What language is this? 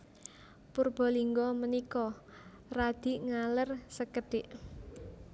Javanese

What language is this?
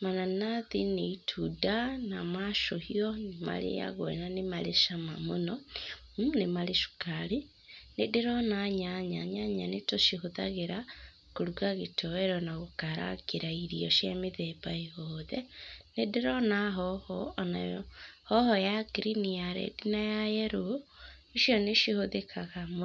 Kikuyu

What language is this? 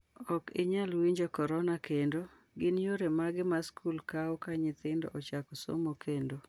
Luo (Kenya and Tanzania)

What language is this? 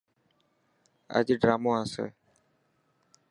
Dhatki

